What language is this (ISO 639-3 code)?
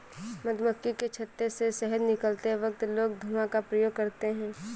hin